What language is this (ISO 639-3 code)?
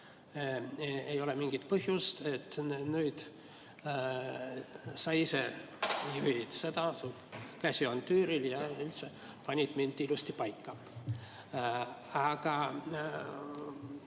est